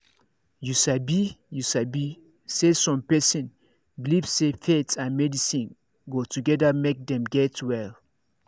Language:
Nigerian Pidgin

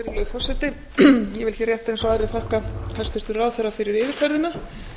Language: Icelandic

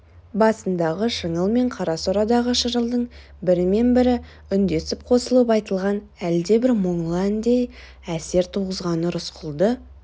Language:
Kazakh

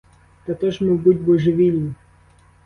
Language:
Ukrainian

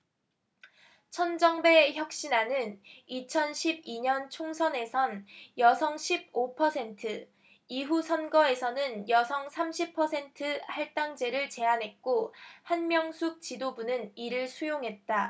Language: Korean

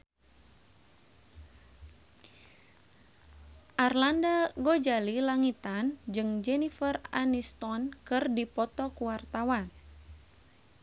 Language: Sundanese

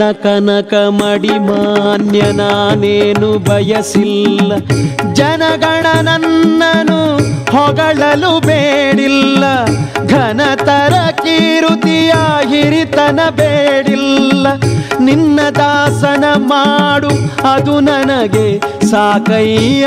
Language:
Kannada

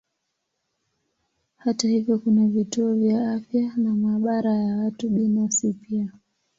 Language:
Swahili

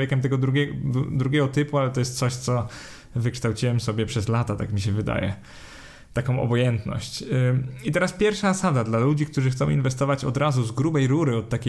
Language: Polish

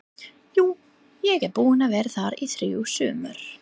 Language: Icelandic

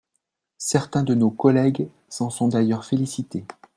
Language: French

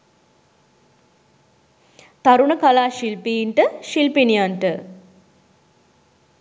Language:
Sinhala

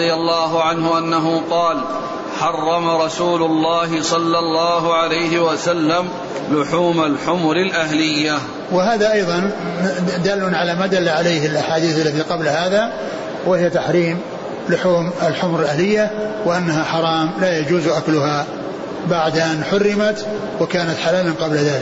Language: Arabic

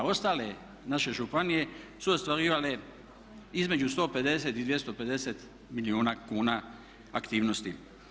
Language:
Croatian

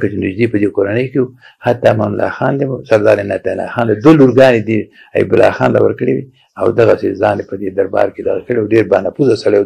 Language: Persian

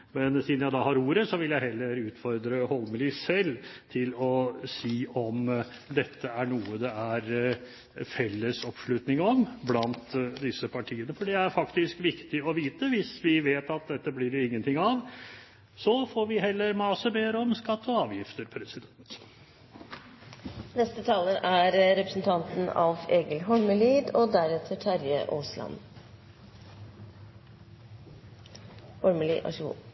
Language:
Norwegian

